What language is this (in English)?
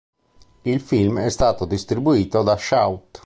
Italian